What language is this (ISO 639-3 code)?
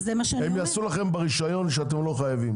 heb